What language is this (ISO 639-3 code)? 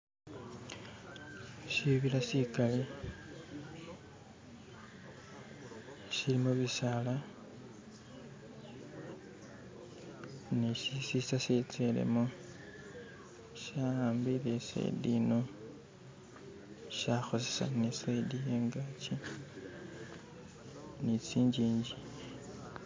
myx